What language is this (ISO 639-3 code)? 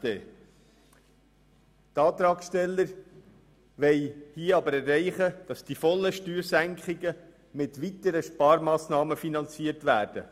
gsw